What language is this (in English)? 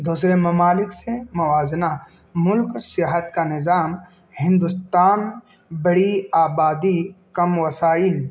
Urdu